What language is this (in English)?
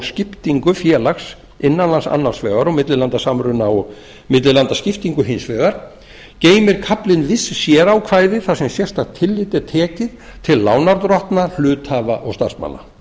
Icelandic